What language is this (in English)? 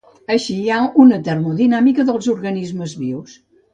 Catalan